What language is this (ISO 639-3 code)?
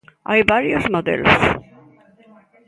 glg